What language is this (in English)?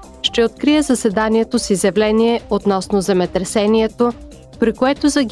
Bulgarian